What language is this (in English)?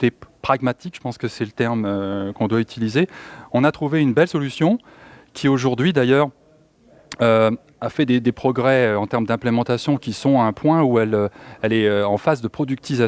French